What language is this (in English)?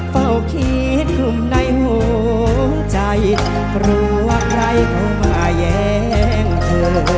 Thai